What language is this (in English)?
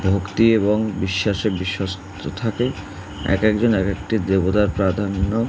Bangla